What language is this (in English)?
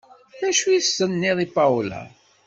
Kabyle